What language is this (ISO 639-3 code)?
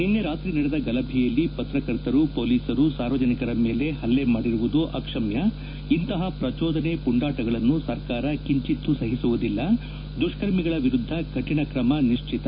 kan